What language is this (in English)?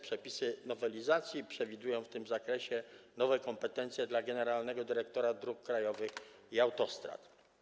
Polish